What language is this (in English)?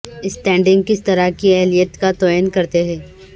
Urdu